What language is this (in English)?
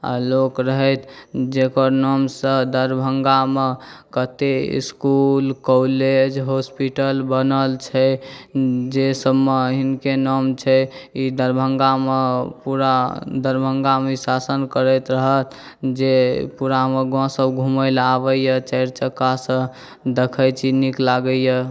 Maithili